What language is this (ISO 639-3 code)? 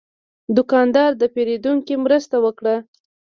pus